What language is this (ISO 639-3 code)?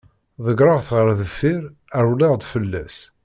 kab